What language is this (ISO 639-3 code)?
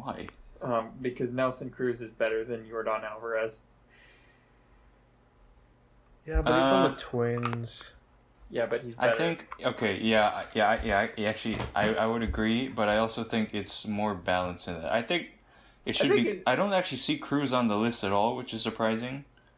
eng